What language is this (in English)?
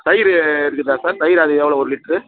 Tamil